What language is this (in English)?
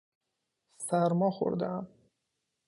Persian